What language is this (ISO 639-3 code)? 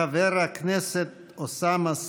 heb